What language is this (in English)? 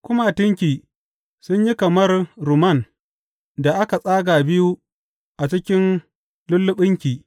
Hausa